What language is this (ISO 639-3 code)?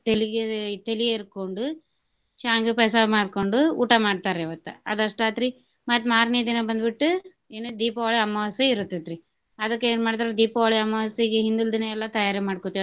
kan